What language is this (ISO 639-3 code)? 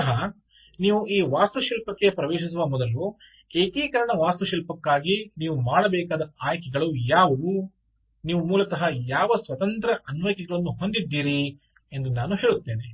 kan